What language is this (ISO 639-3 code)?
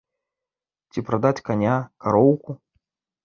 bel